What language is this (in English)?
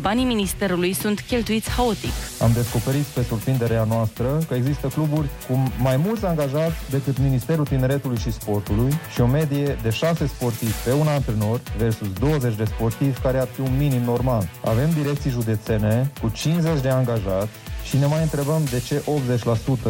Romanian